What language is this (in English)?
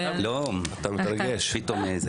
Hebrew